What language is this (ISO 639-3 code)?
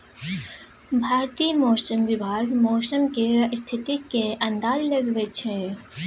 mai